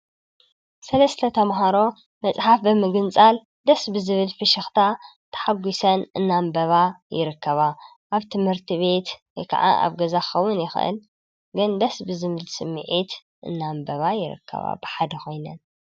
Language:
Tigrinya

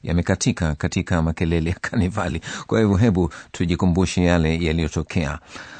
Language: Swahili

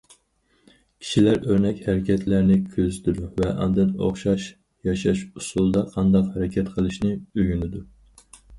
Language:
Uyghur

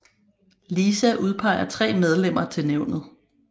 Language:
Danish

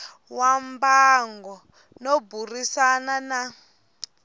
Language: Tsonga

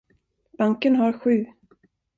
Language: Swedish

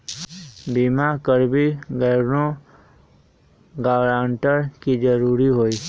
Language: Magahi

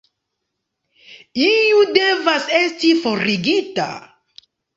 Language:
Esperanto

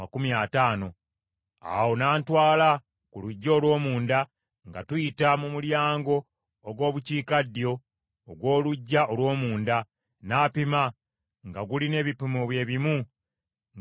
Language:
Ganda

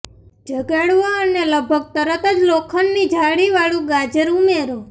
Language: Gujarati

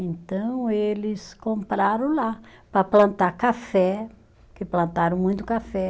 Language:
Portuguese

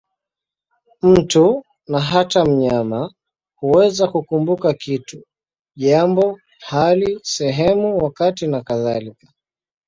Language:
Swahili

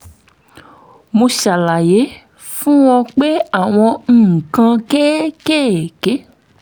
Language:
Yoruba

